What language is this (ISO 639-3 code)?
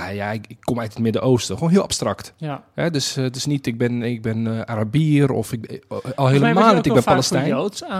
nld